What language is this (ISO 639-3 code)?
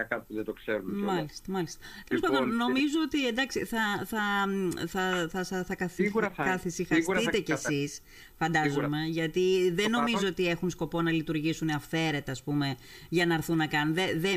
ell